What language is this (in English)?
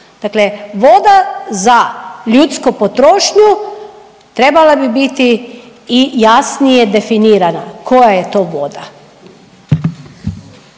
Croatian